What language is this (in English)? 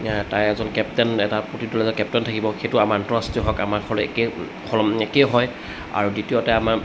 Assamese